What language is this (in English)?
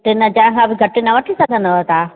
Sindhi